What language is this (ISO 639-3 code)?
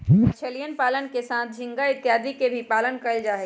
mag